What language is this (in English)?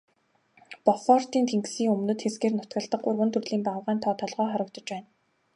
Mongolian